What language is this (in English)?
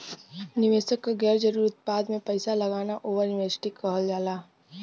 Bhojpuri